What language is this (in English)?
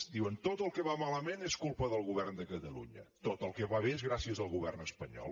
Catalan